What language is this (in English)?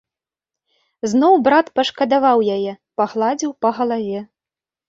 Belarusian